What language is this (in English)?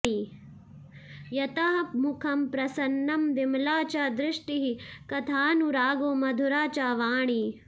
Sanskrit